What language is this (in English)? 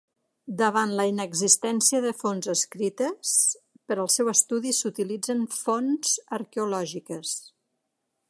Catalan